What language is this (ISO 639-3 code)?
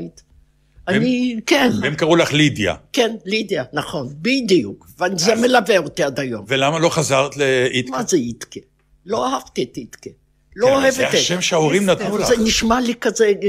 heb